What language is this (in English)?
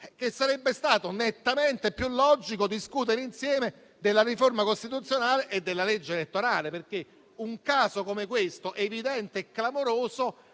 Italian